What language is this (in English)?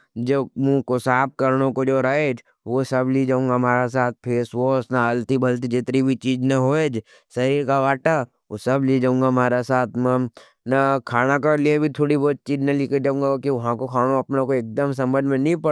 Nimadi